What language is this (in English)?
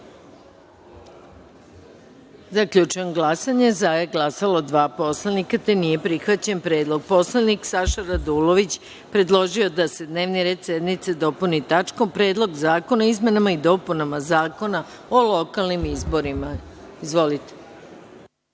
Serbian